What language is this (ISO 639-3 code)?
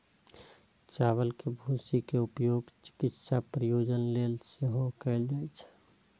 mai